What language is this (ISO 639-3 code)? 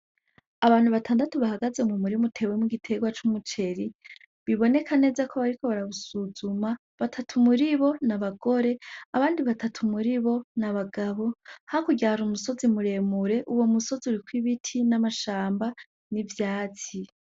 run